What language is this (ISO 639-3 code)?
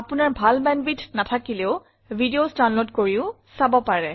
asm